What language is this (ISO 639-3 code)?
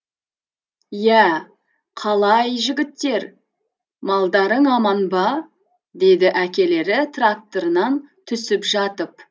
kaz